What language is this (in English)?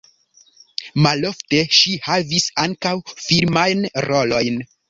Esperanto